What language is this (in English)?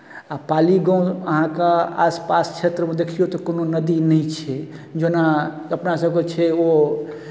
Maithili